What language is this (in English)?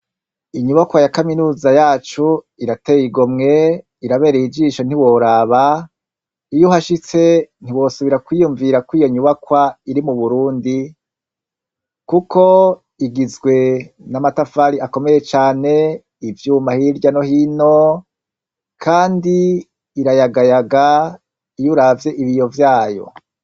Rundi